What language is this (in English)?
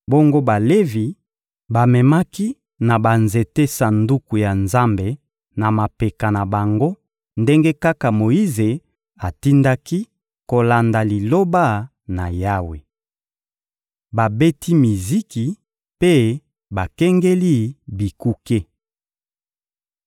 Lingala